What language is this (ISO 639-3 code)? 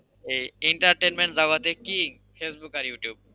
ben